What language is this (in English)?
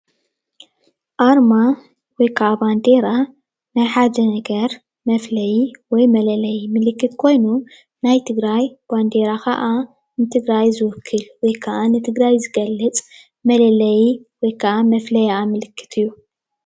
Tigrinya